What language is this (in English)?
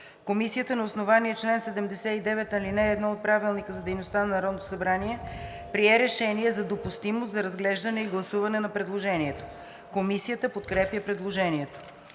Bulgarian